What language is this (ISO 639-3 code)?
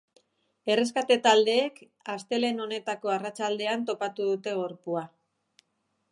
eus